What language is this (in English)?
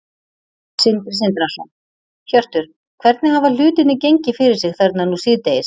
Icelandic